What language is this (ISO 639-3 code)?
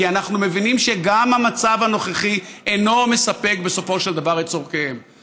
heb